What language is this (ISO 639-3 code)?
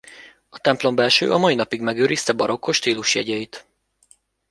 hun